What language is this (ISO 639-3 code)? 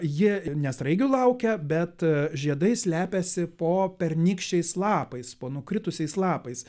lit